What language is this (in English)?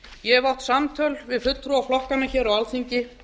Icelandic